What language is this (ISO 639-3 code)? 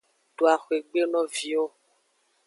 ajg